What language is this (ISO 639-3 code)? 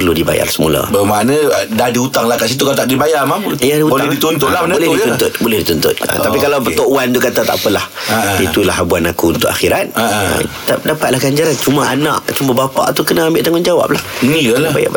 msa